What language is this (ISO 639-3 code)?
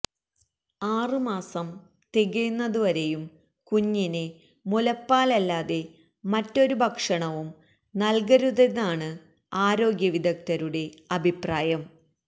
mal